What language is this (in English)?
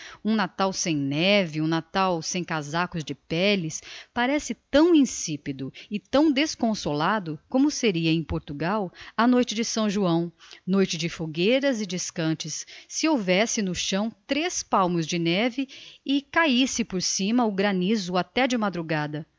Portuguese